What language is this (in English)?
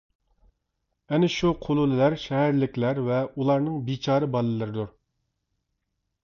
Uyghur